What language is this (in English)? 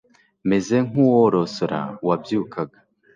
Kinyarwanda